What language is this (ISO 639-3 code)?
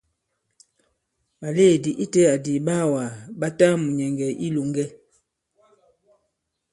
abb